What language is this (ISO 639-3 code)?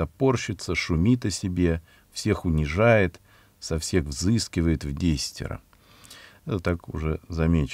rus